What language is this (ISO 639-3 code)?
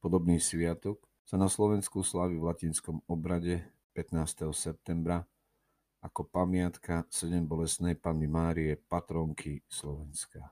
slk